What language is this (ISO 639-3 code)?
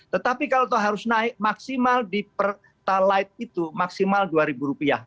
ind